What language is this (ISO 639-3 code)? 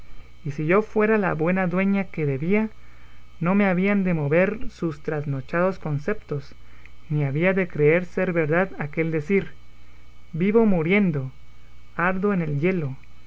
spa